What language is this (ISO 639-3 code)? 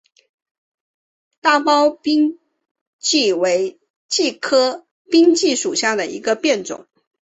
zho